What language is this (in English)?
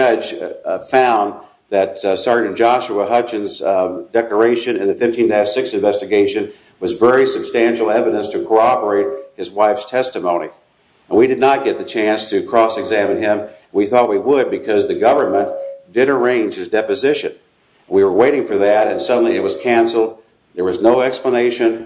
English